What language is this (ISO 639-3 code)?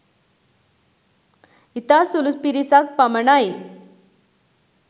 sin